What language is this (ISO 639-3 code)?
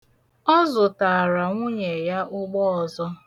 ibo